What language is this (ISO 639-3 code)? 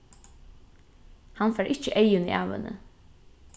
fao